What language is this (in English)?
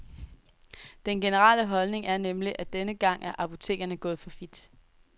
Danish